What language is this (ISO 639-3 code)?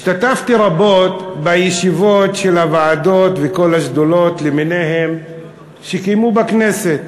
heb